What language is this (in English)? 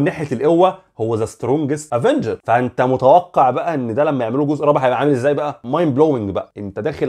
Arabic